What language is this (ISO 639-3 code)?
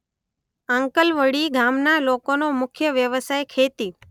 guj